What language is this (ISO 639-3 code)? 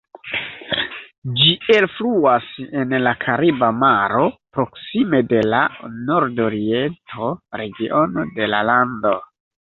epo